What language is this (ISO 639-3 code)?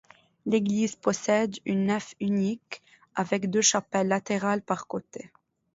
fra